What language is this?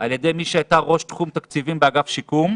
Hebrew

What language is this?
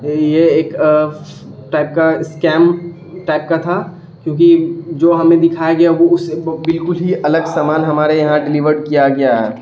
Urdu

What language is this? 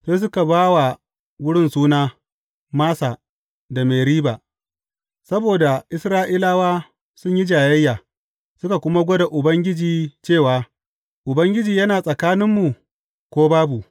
Hausa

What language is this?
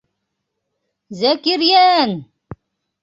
Bashkir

